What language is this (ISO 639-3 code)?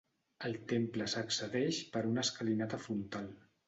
cat